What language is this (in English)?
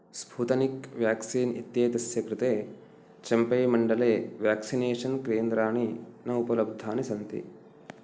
Sanskrit